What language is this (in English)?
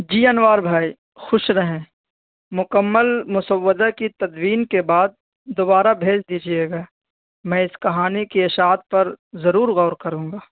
Urdu